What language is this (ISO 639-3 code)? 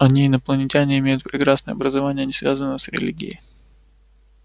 rus